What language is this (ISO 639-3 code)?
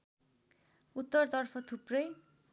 nep